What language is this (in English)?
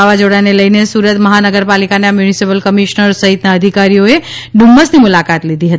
Gujarati